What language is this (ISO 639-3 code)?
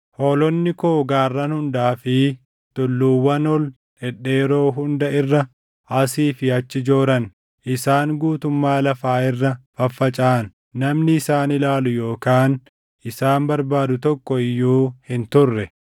orm